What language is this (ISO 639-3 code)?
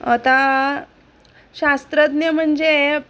mar